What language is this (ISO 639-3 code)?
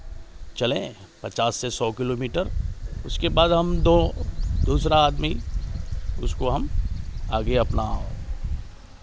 hin